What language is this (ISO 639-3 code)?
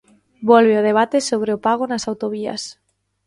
glg